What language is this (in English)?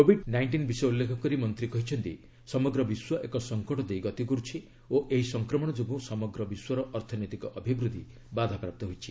Odia